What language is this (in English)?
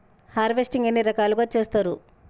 Telugu